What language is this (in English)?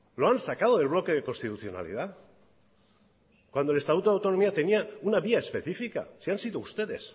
Spanish